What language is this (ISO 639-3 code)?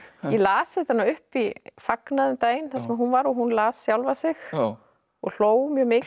isl